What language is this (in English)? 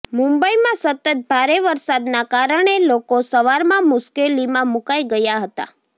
Gujarati